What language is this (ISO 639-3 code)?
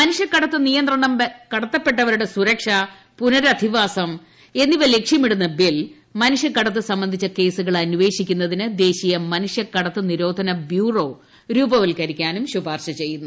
mal